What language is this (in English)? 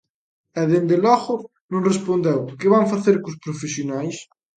Galician